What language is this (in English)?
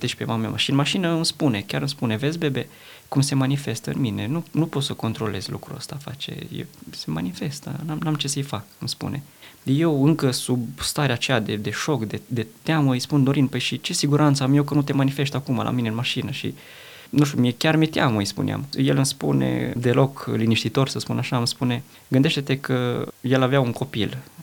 Romanian